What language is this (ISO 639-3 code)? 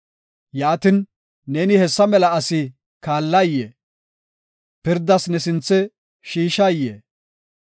gof